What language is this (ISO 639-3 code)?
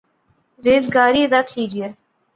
urd